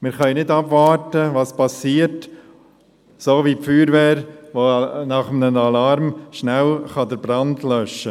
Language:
Swiss German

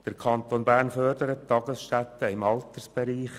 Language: Swiss German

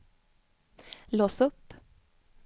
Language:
Swedish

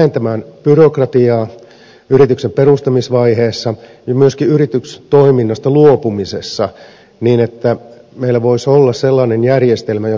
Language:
Finnish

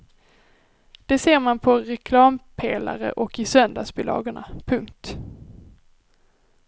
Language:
Swedish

